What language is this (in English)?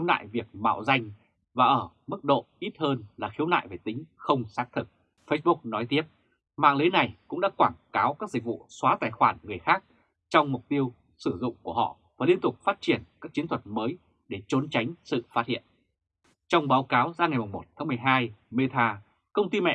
Vietnamese